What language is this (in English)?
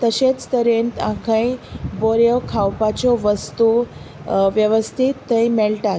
Konkani